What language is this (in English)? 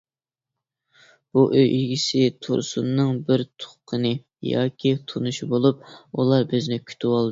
Uyghur